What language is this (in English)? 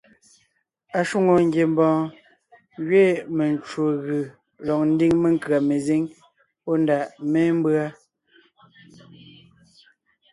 Ngiemboon